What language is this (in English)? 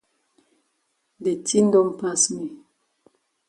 Cameroon Pidgin